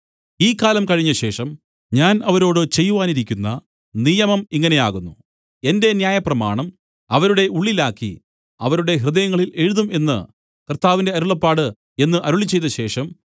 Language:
Malayalam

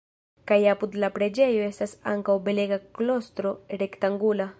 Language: Esperanto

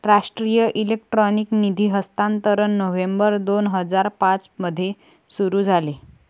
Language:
Marathi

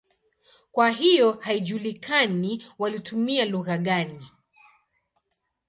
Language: Swahili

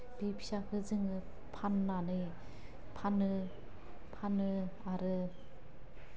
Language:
Bodo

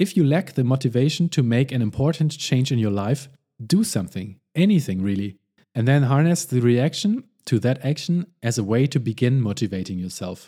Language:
English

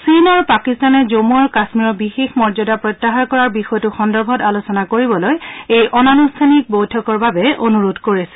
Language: Assamese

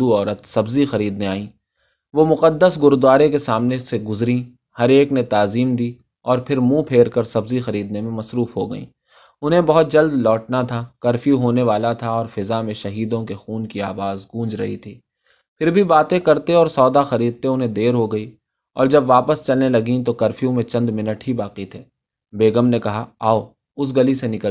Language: Urdu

